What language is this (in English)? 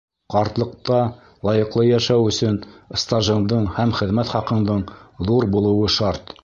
Bashkir